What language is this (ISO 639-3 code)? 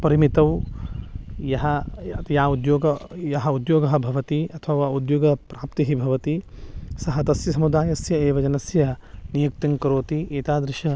san